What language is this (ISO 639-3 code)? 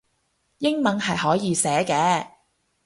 yue